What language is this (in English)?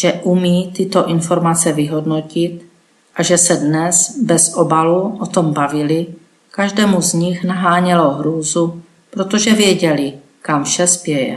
Czech